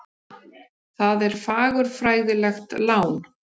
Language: Icelandic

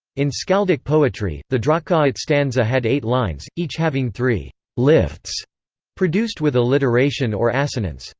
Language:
English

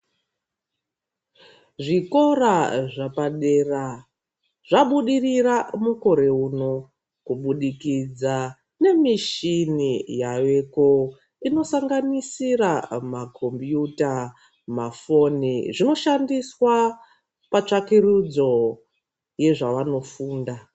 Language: Ndau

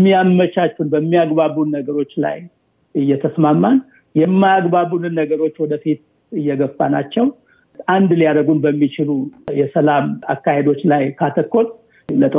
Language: Amharic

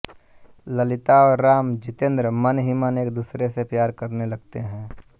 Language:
Hindi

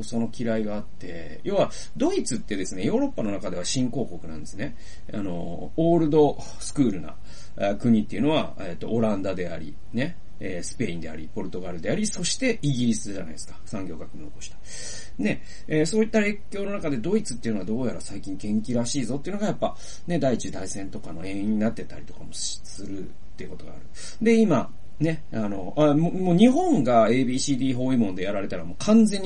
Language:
Japanese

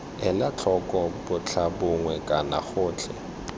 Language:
Tswana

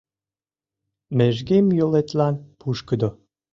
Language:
Mari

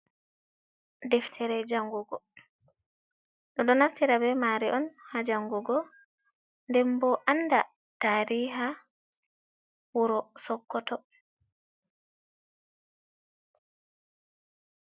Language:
Fula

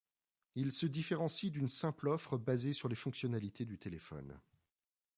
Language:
French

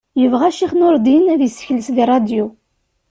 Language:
Kabyle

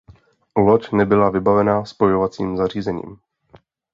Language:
Czech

